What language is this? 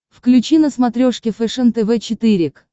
Russian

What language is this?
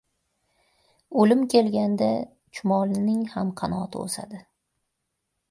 Uzbek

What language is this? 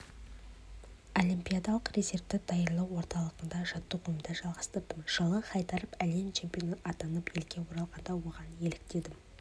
Kazakh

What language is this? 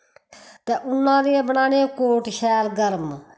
Dogri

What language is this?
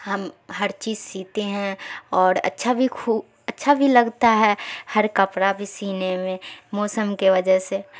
Urdu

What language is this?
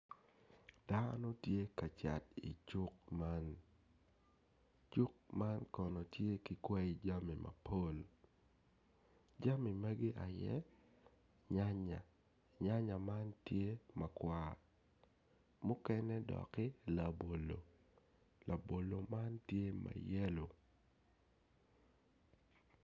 Acoli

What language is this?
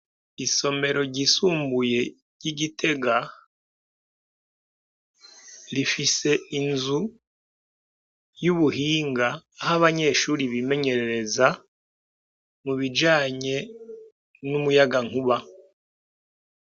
Rundi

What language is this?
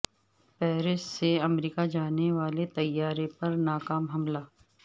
Urdu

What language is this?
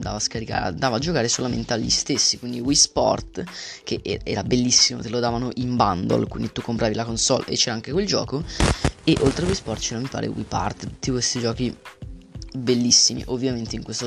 Italian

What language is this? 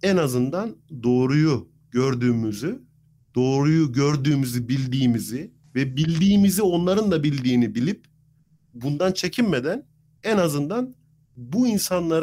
Turkish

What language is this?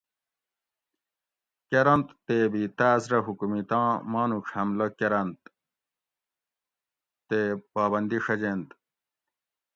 Gawri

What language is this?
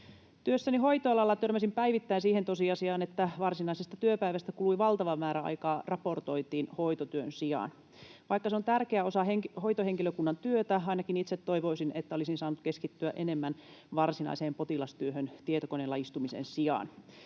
Finnish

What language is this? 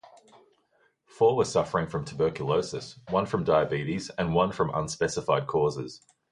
English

